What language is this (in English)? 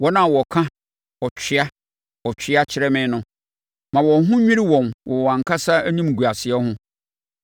Akan